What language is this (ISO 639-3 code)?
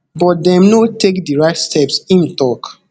pcm